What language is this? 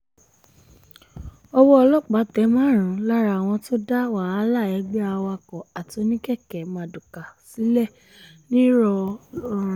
Yoruba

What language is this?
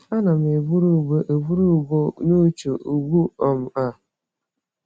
Igbo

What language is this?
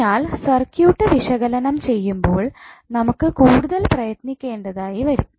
Malayalam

